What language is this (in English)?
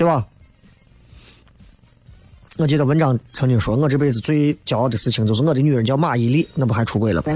Chinese